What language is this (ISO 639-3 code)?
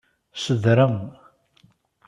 kab